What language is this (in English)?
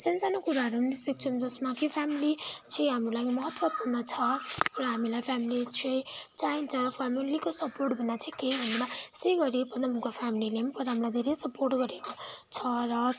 Nepali